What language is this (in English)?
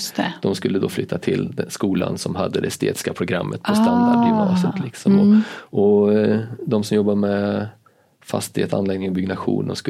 Swedish